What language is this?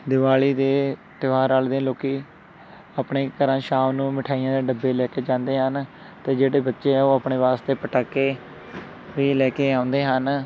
Punjabi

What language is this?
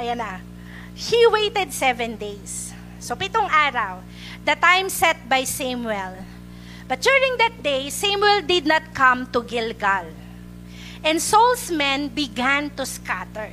Filipino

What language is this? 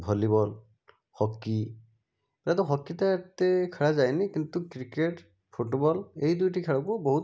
Odia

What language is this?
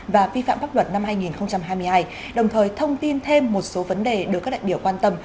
Vietnamese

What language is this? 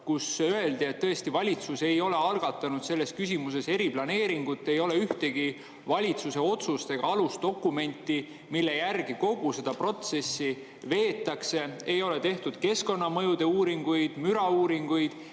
Estonian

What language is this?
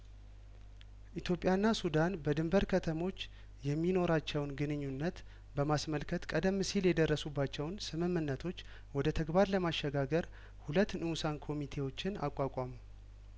Amharic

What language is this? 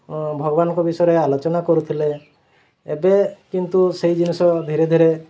Odia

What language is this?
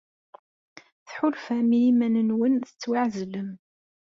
Kabyle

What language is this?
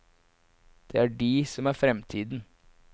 Norwegian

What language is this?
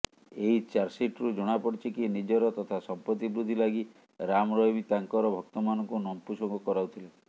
Odia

